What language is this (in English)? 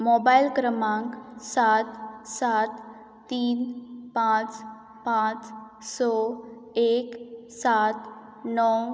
Konkani